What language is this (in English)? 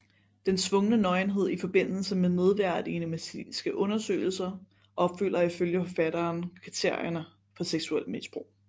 Danish